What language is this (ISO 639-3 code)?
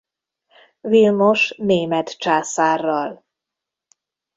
hun